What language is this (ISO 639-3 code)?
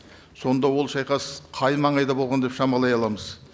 kaz